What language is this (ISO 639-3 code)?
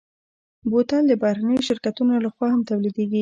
pus